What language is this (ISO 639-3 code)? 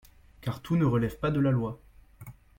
fra